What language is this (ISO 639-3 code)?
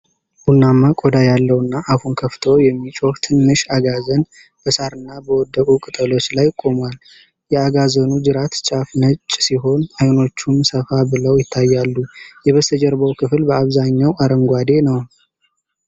amh